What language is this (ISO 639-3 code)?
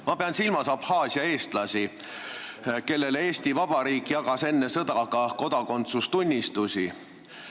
est